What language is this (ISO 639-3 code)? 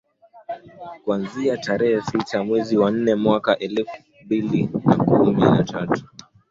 swa